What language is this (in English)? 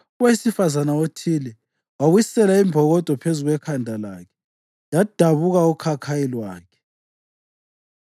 North Ndebele